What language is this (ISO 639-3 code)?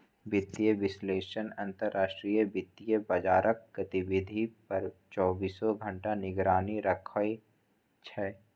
mai